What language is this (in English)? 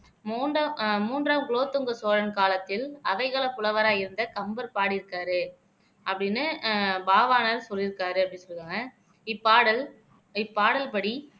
Tamil